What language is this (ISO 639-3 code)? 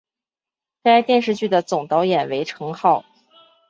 zho